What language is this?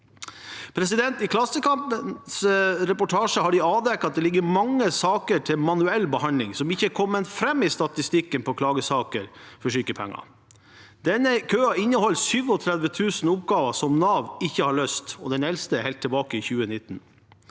Norwegian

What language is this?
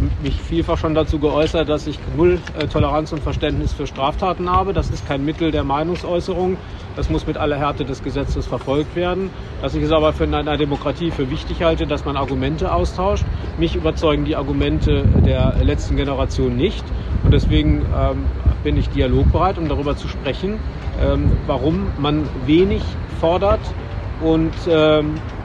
German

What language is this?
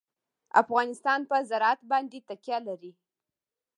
Pashto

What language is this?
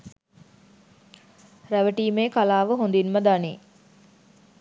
Sinhala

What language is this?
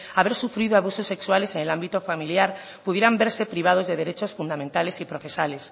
Spanish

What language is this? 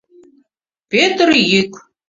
Mari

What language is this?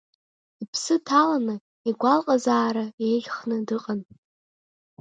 Abkhazian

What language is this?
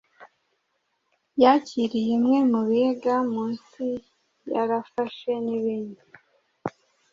Kinyarwanda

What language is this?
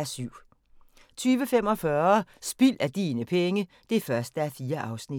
Danish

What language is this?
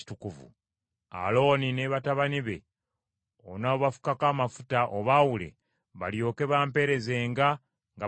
Ganda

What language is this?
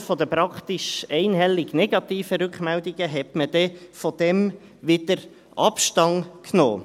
Swiss German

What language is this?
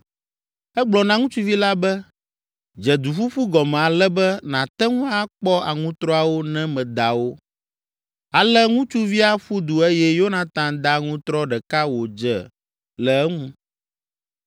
Ewe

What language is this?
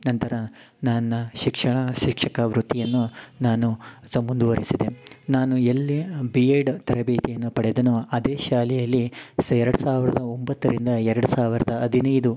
Kannada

